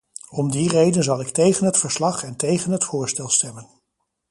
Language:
Dutch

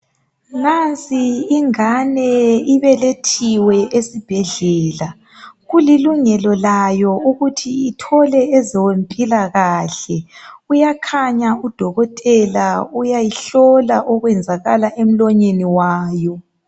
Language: North Ndebele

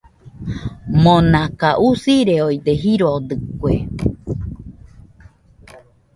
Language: Nüpode Huitoto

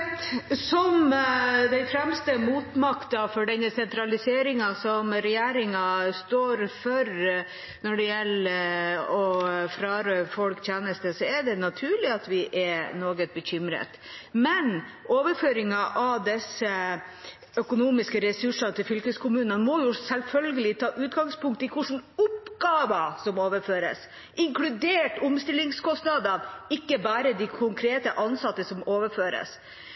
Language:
Norwegian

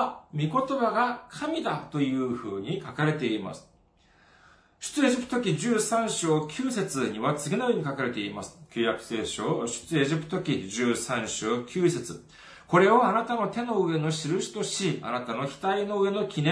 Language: Japanese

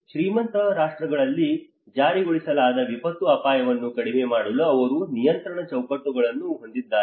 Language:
Kannada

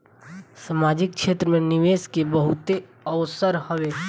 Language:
Bhojpuri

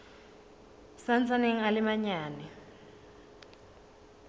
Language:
Southern Sotho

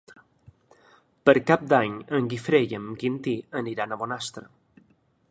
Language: Catalan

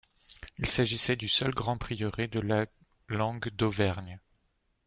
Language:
French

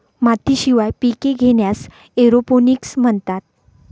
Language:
Marathi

